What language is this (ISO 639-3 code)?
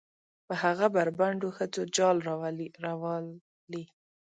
pus